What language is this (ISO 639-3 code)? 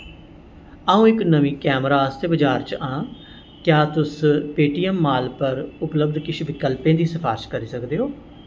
doi